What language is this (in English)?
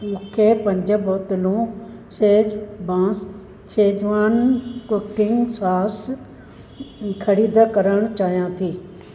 Sindhi